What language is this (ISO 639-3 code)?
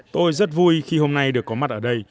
vie